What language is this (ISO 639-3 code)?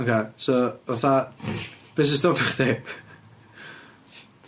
cym